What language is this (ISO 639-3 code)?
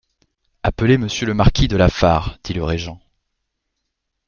fra